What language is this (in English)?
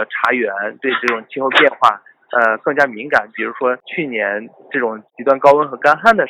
Chinese